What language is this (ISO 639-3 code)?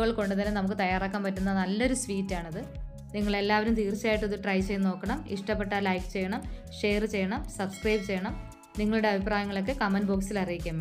mal